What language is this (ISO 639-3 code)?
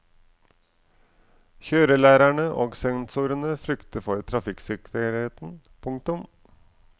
nor